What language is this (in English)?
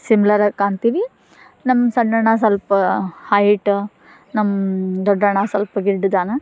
Kannada